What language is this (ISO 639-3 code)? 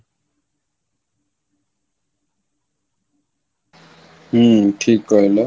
ori